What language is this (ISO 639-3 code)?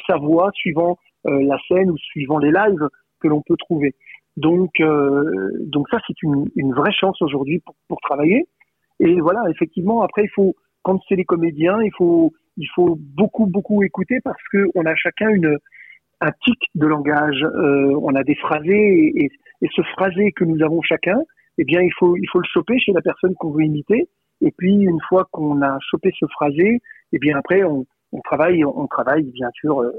fra